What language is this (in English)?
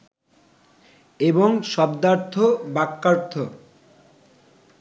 Bangla